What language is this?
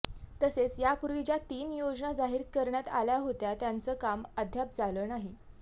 Marathi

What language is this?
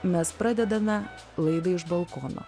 Lithuanian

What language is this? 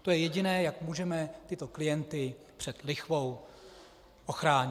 Czech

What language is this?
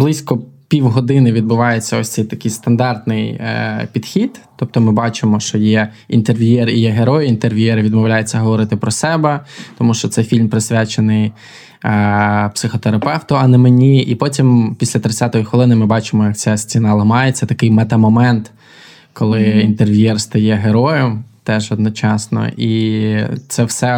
Ukrainian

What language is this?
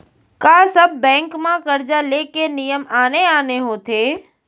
Chhattisgarhi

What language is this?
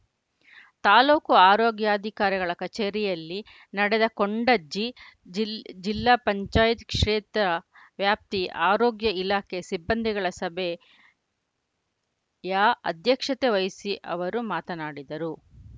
Kannada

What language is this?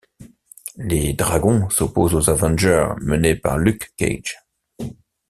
French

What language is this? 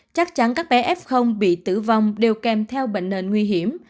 Vietnamese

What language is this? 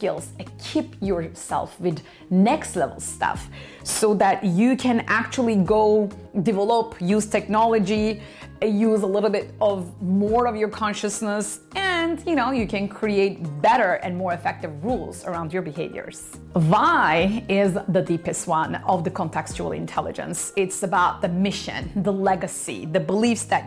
English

